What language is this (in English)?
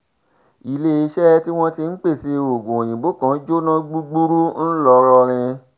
Yoruba